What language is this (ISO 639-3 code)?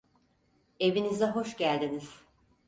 tur